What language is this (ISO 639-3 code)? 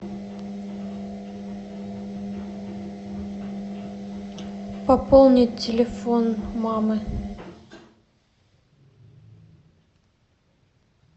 rus